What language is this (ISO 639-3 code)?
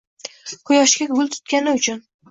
uzb